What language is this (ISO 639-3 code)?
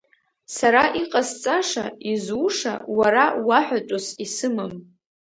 abk